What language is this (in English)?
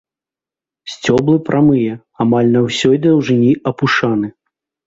Belarusian